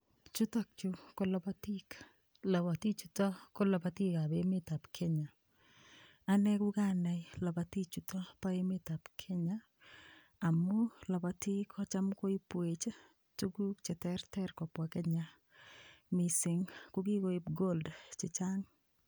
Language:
Kalenjin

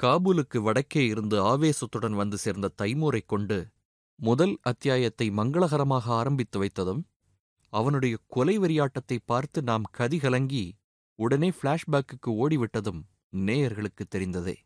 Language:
Tamil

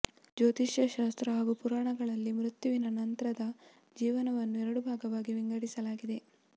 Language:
Kannada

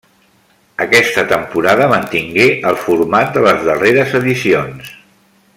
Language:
Catalan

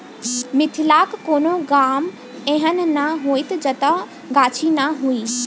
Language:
Maithili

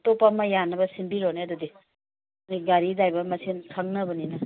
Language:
Manipuri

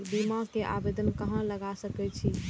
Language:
Maithili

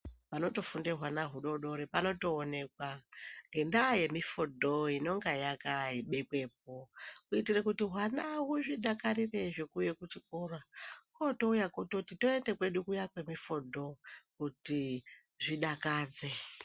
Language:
Ndau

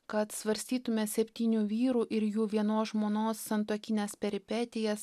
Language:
Lithuanian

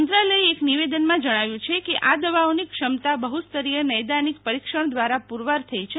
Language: Gujarati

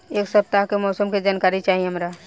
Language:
Bhojpuri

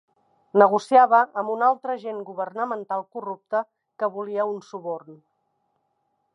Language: Catalan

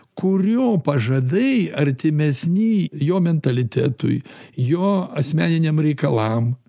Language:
Lithuanian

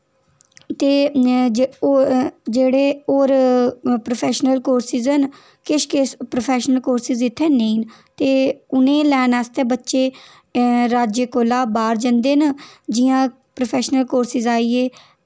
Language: Dogri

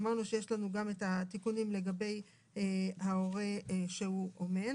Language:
Hebrew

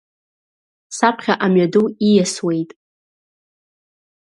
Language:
Abkhazian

